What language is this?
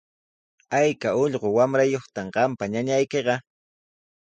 Sihuas Ancash Quechua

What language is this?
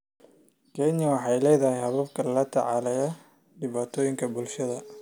Somali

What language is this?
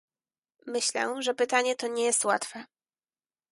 Polish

